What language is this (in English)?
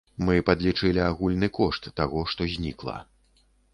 Belarusian